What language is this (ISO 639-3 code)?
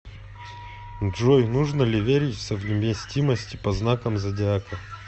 rus